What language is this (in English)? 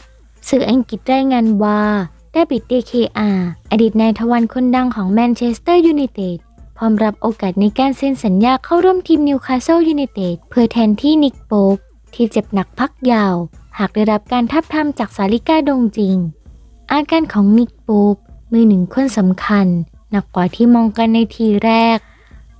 Thai